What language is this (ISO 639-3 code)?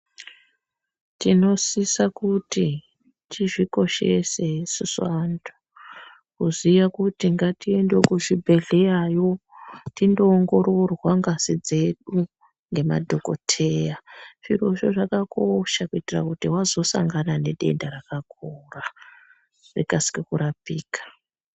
ndc